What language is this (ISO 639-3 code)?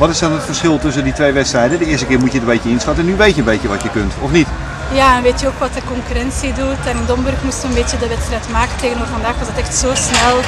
nld